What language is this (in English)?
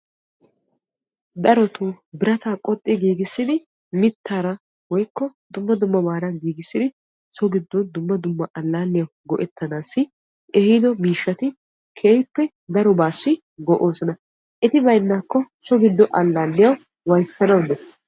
Wolaytta